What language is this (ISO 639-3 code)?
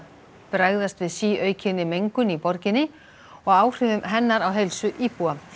isl